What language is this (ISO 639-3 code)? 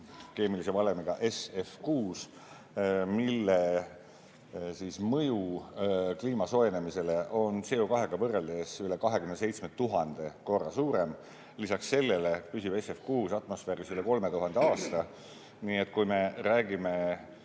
est